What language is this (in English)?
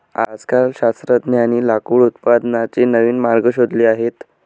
Marathi